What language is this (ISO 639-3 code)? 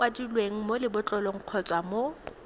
tsn